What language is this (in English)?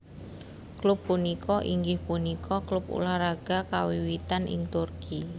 Javanese